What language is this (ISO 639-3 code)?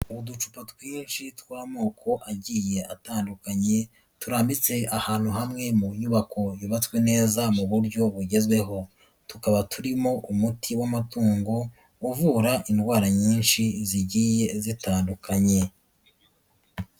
kin